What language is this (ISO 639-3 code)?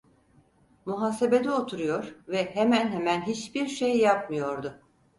tur